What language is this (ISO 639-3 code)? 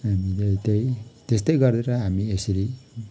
nep